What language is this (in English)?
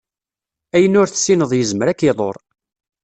Kabyle